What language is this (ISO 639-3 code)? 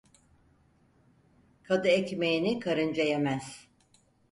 tur